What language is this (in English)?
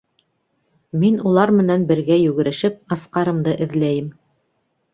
Bashkir